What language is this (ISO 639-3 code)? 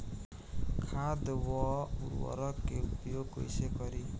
bho